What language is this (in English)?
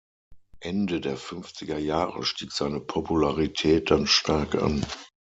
German